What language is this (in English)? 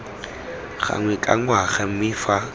Tswana